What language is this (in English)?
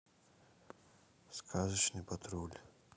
Russian